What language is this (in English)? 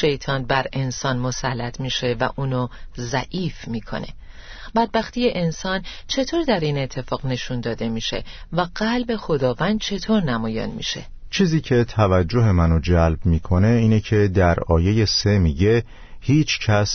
Persian